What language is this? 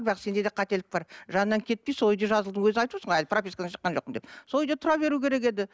Kazakh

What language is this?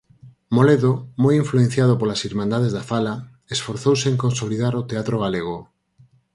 Galician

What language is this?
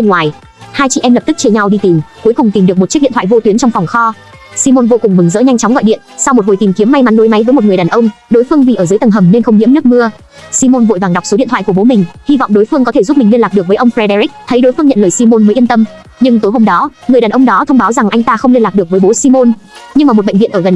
Vietnamese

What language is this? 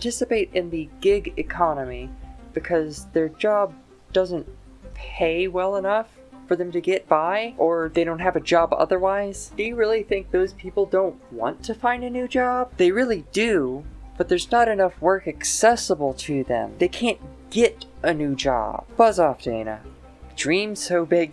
English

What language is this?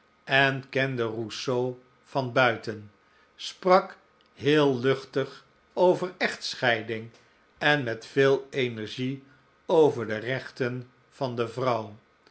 Dutch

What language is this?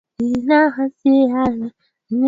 Swahili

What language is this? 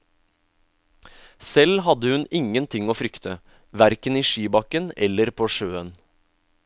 Norwegian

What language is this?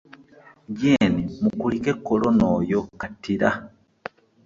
Ganda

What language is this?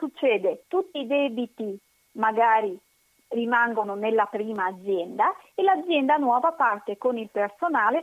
Italian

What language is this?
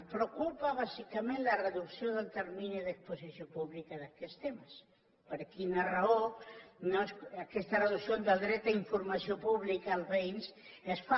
Catalan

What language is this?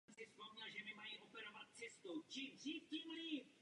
Czech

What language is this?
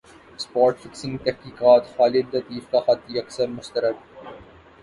Urdu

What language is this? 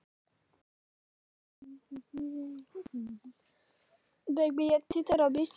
Icelandic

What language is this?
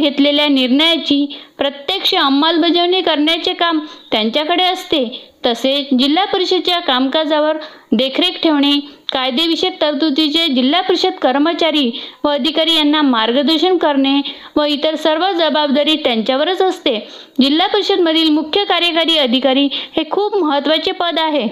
Marathi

